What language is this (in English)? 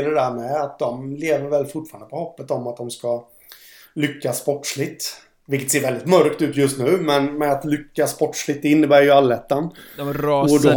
Swedish